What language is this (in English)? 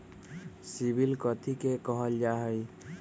Magahi